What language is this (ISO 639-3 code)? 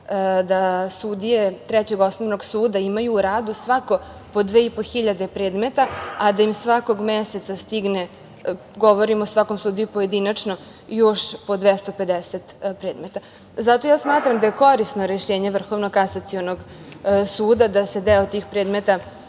srp